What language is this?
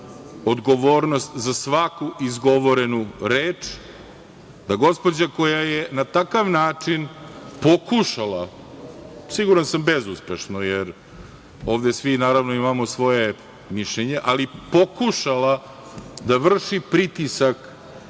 Serbian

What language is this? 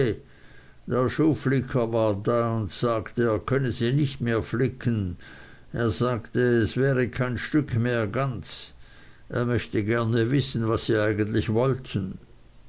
German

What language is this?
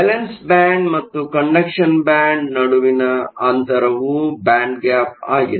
Kannada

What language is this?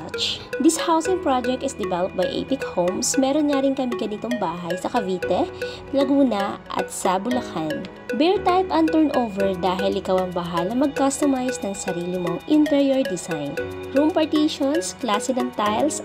Filipino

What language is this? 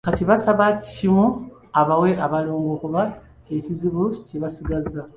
Ganda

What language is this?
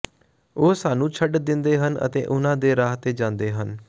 Punjabi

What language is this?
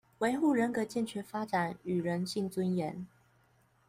Chinese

